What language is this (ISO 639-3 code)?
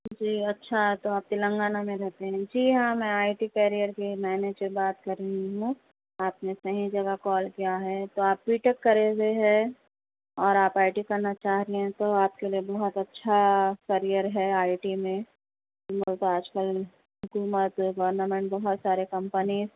urd